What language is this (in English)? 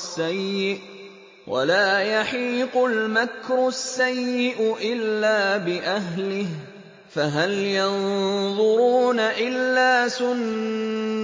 Arabic